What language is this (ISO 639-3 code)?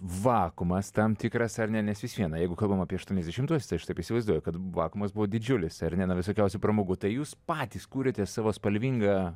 lit